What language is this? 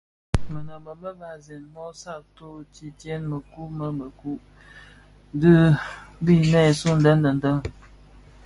Bafia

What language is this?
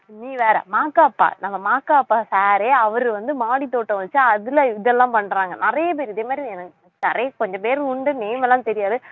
Tamil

